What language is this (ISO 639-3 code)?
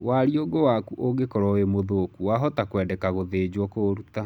kik